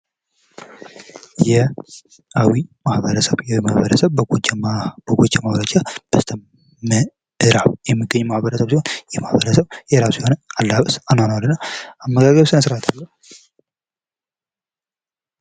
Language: Amharic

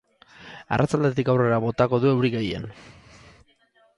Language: Basque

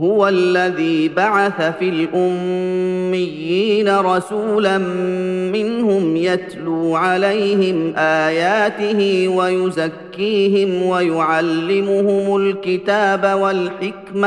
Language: Arabic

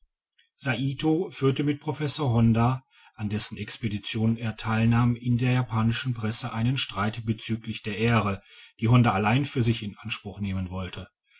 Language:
German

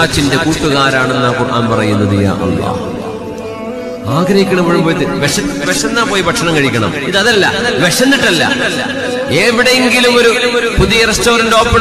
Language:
Malayalam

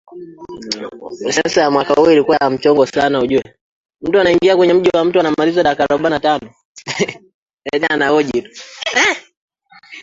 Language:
Swahili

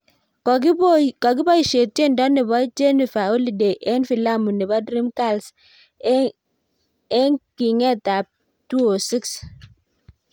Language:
Kalenjin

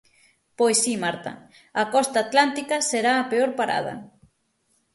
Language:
Galician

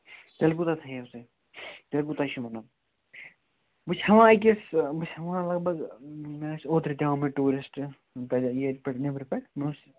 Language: Kashmiri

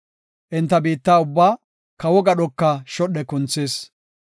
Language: Gofa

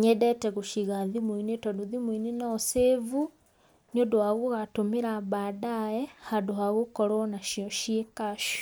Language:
Kikuyu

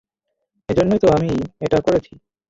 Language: Bangla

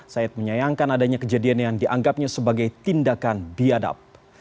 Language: Indonesian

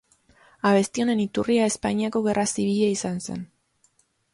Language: Basque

